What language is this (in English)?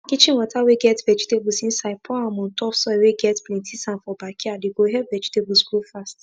Nigerian Pidgin